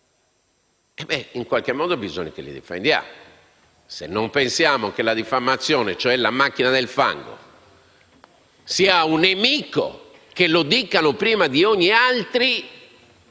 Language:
Italian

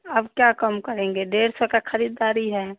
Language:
Hindi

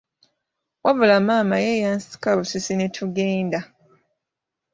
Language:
Ganda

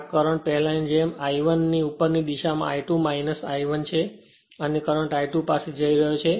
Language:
Gujarati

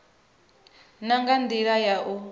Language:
Venda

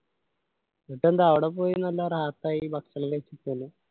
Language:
Malayalam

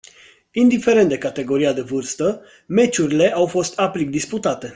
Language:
Romanian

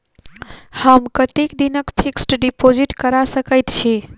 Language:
Maithili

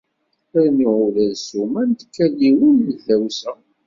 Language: Kabyle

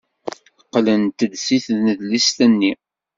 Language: Kabyle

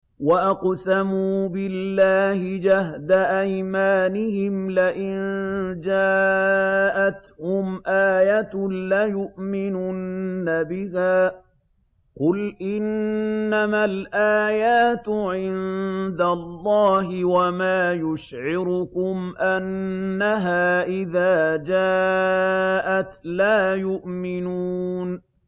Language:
Arabic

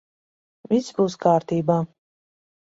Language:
Latvian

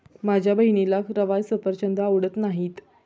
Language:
Marathi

